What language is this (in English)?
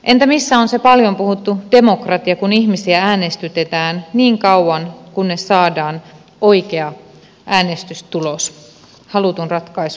Finnish